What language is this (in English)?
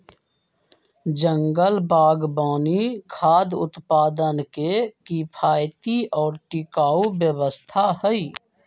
Magahi